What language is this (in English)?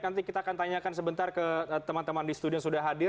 Indonesian